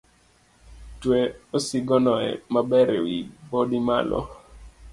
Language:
Luo (Kenya and Tanzania)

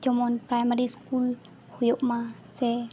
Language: Santali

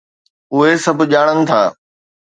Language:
Sindhi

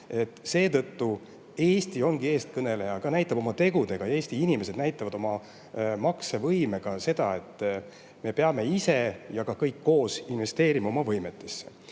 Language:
Estonian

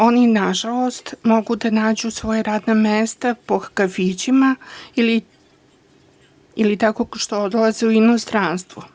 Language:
Serbian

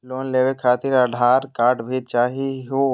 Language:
Magahi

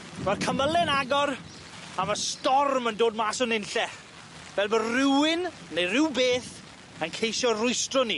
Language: Welsh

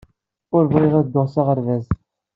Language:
Kabyle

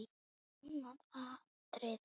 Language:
Icelandic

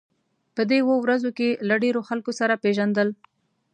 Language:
Pashto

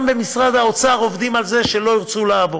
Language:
Hebrew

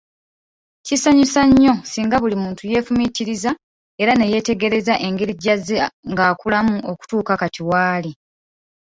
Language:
Ganda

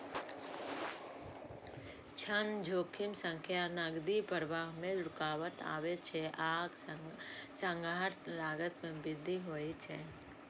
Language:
Maithili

